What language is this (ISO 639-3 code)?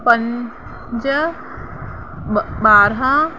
snd